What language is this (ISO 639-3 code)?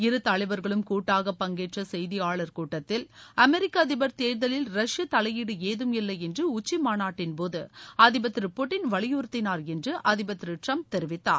tam